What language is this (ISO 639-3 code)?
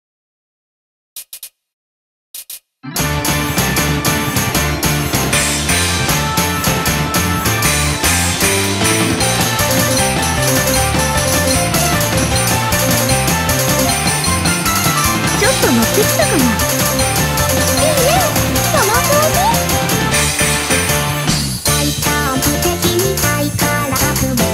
jpn